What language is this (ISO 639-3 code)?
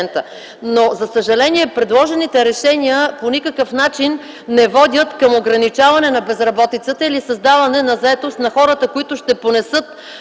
bul